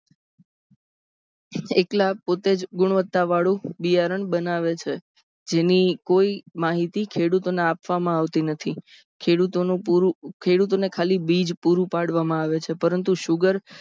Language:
Gujarati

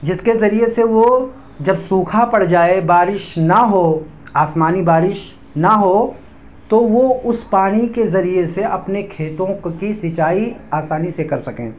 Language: Urdu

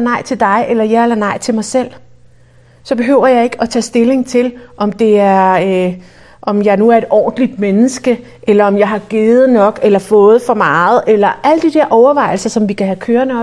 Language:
Danish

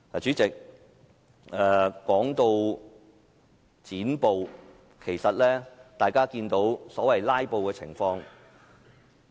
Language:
Cantonese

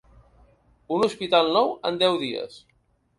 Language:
Catalan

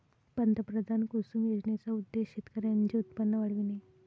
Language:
Marathi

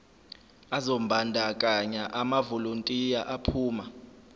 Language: Zulu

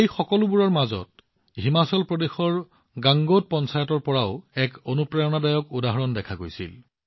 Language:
Assamese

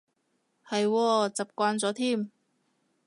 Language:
Cantonese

